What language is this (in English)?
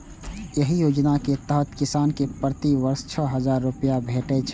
Maithili